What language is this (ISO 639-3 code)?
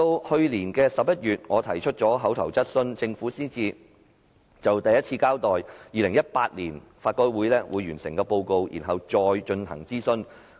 yue